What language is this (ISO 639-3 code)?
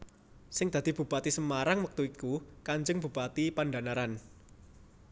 jav